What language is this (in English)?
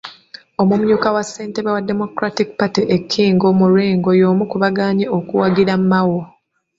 Ganda